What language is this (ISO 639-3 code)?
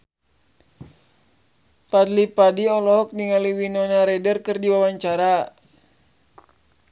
sun